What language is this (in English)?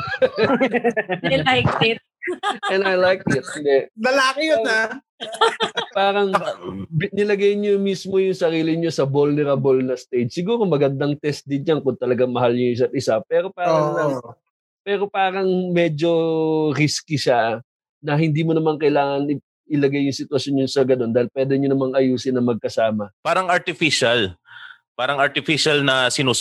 Filipino